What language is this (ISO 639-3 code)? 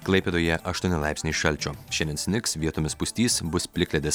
lit